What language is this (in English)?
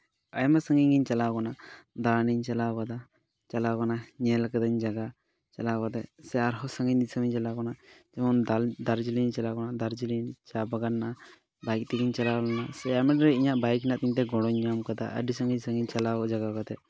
Santali